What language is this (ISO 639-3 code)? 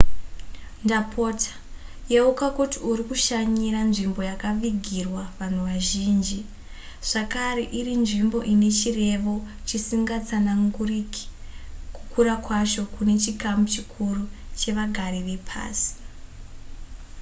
sna